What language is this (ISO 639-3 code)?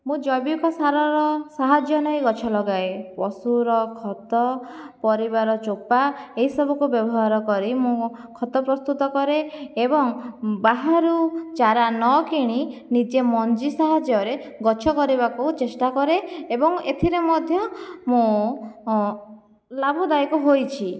ori